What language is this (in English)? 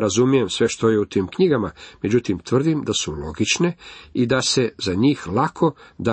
Croatian